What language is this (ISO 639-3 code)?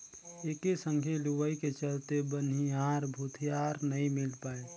hne